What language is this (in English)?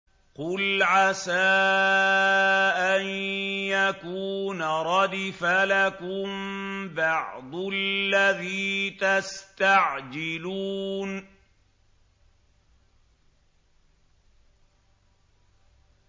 Arabic